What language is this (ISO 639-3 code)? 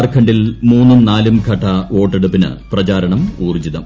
mal